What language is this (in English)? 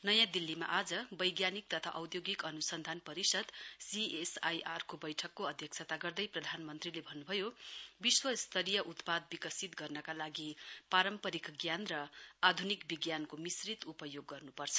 Nepali